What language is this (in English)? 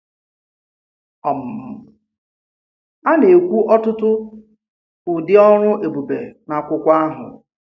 Igbo